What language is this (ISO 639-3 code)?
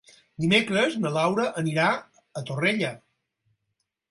cat